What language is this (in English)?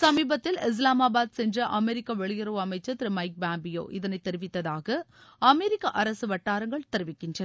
Tamil